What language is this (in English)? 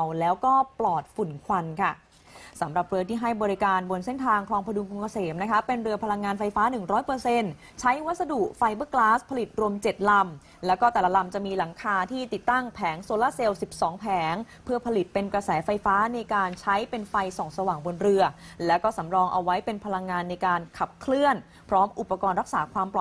Thai